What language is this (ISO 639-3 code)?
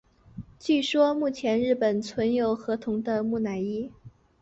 zho